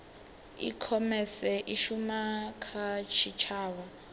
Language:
Venda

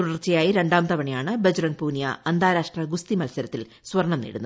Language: Malayalam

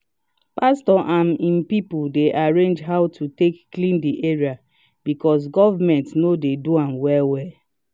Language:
Nigerian Pidgin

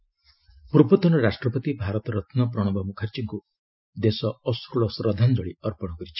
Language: Odia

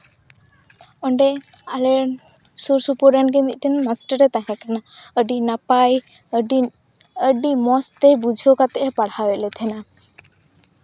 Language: Santali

